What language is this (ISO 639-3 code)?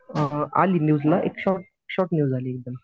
mar